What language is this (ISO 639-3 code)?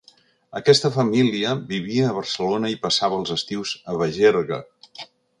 cat